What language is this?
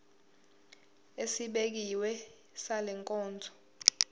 Zulu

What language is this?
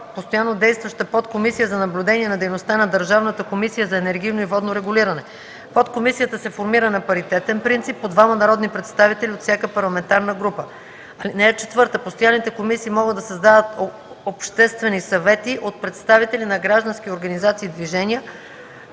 Bulgarian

